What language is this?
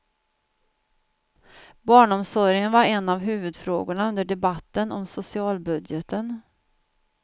Swedish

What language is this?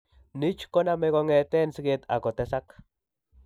Kalenjin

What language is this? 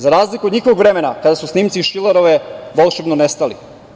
Serbian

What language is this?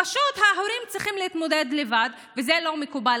Hebrew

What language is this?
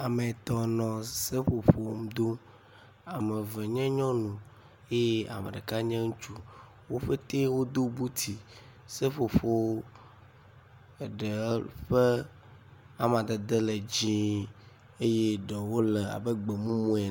Ewe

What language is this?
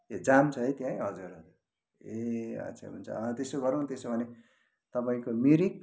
Nepali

